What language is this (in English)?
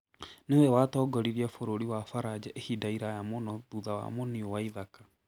Kikuyu